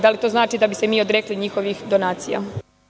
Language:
Serbian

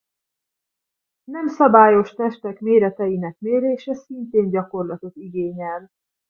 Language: Hungarian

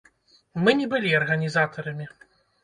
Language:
Belarusian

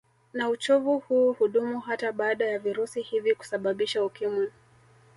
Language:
Swahili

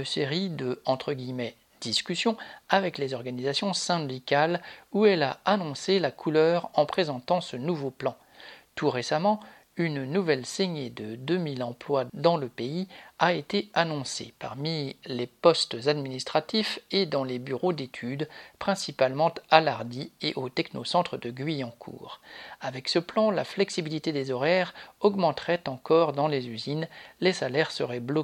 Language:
French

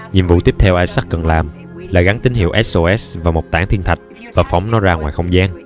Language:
Vietnamese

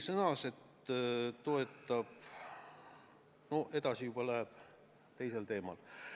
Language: Estonian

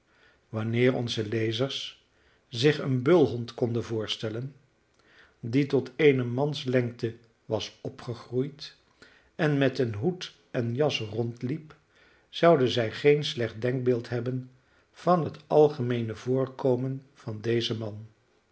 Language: Dutch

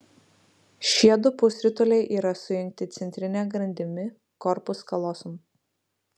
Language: Lithuanian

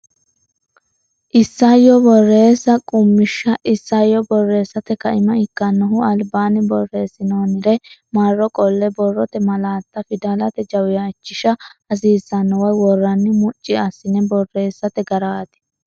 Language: Sidamo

